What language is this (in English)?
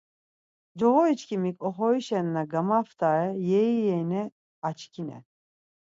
Laz